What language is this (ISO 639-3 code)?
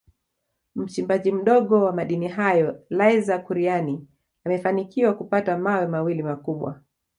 swa